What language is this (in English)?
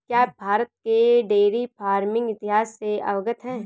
Hindi